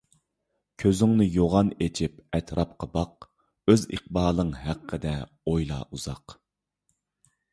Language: Uyghur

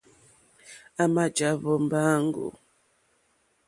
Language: Mokpwe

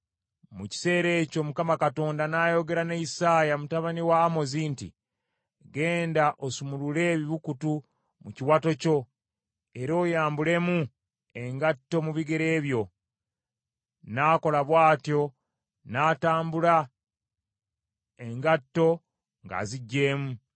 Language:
Ganda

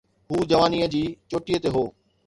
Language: Sindhi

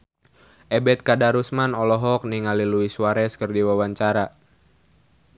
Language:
Sundanese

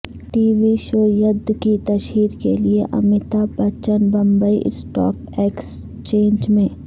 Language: Urdu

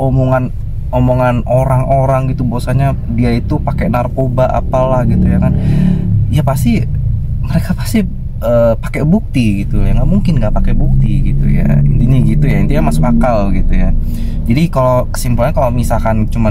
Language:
Indonesian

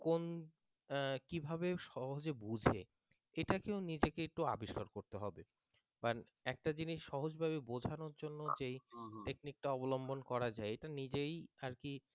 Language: Bangla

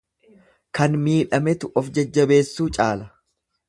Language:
Oromo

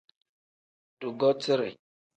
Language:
Tem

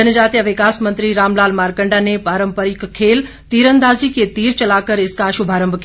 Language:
Hindi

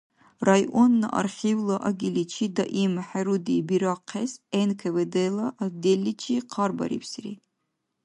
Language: Dargwa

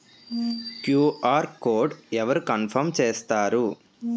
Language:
Telugu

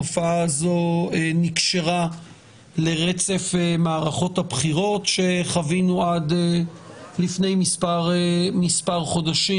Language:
Hebrew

